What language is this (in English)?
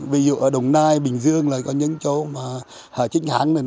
Vietnamese